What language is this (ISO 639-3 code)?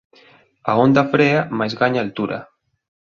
glg